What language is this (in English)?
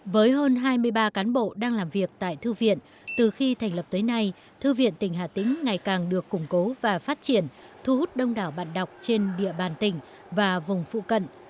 Vietnamese